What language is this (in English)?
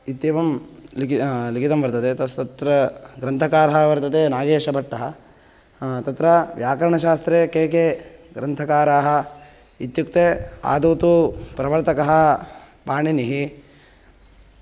Sanskrit